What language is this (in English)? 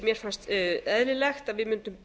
Icelandic